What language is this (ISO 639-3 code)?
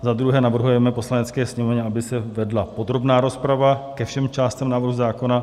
ces